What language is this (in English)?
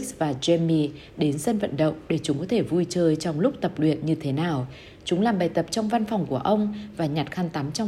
Vietnamese